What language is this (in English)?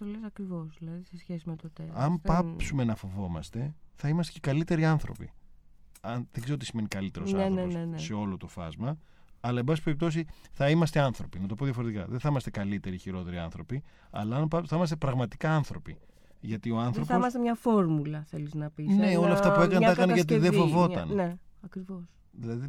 Greek